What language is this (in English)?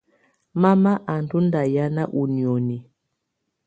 Tunen